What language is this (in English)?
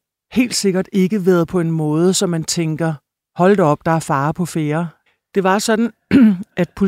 Danish